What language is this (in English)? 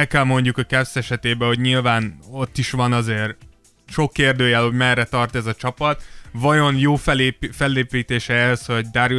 Hungarian